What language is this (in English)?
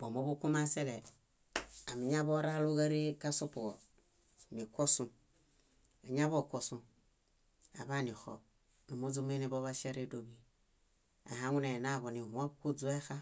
Bayot